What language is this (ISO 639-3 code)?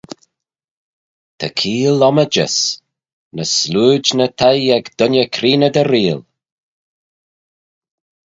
glv